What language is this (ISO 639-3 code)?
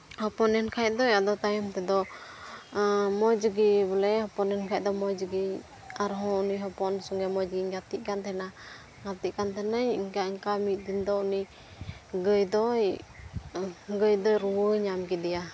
sat